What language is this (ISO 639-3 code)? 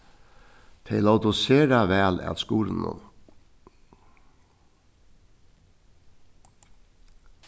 fao